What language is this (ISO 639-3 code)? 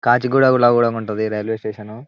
tel